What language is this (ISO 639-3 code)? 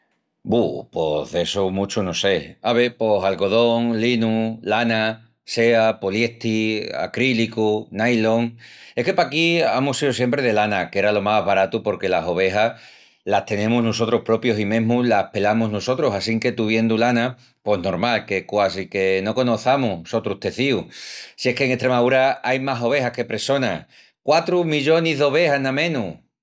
ext